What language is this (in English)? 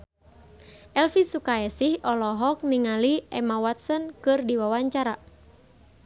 Sundanese